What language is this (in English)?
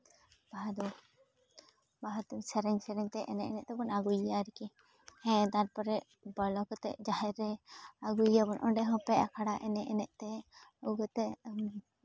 Santali